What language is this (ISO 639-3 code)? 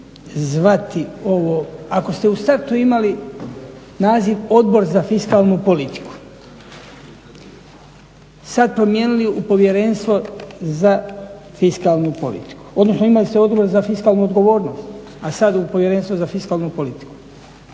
hrv